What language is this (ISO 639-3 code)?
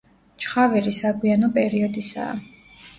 kat